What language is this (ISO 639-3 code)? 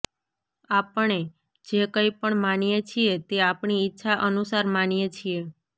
guj